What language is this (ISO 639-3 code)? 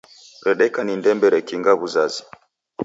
dav